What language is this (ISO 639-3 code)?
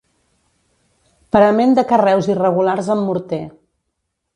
cat